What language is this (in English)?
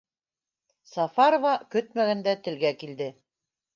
Bashkir